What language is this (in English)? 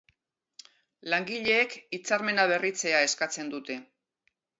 Basque